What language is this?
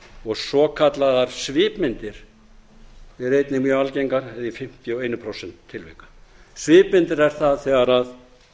Icelandic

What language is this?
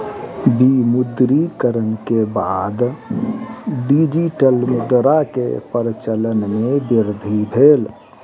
Maithili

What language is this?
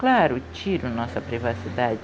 Portuguese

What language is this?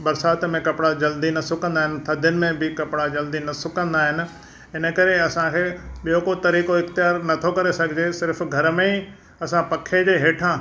Sindhi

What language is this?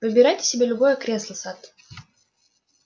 Russian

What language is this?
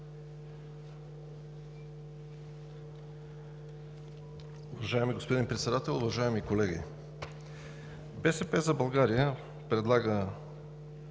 Bulgarian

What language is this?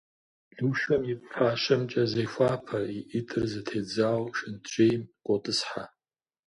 Kabardian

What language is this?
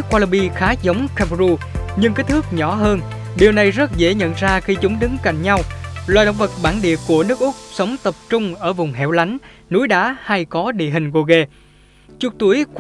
Vietnamese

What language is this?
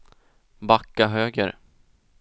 Swedish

